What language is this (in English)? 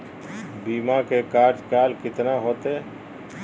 Magahi